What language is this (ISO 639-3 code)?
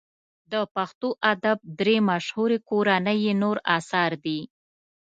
pus